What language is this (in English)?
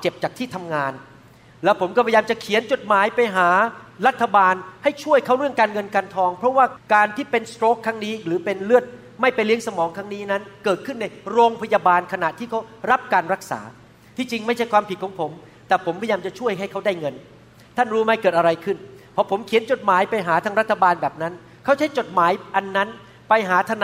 Thai